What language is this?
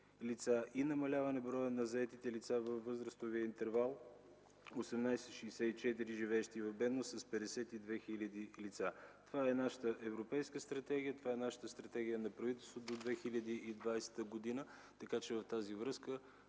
Bulgarian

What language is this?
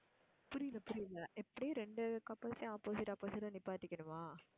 Tamil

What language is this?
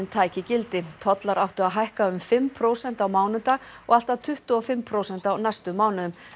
Icelandic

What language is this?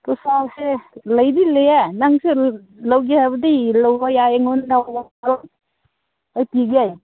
Manipuri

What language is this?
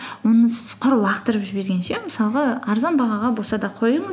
Kazakh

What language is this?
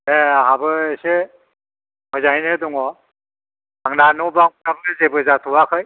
Bodo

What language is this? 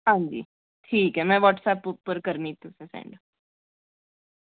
Dogri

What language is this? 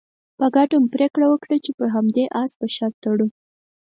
Pashto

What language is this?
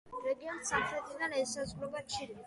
Georgian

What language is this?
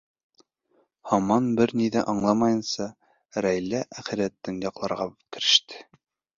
Bashkir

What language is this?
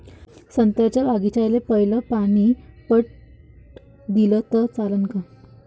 Marathi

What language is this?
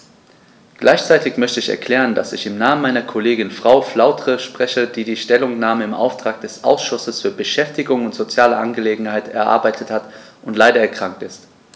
German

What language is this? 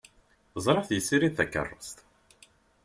Kabyle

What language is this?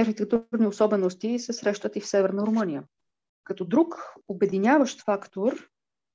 Bulgarian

